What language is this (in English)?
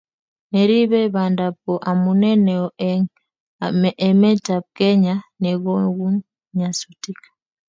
Kalenjin